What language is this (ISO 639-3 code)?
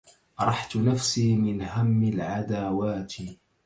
ara